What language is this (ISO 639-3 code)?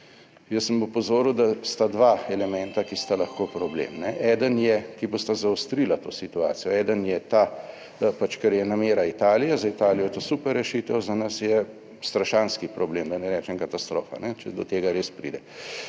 slv